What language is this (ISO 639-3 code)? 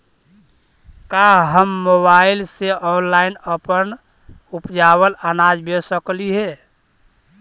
mag